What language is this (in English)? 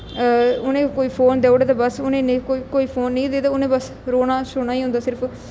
Dogri